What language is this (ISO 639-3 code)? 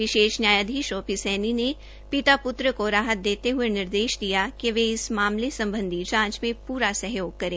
hin